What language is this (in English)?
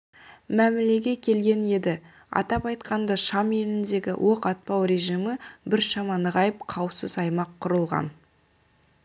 Kazakh